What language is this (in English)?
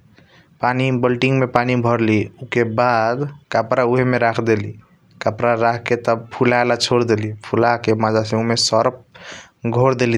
Kochila Tharu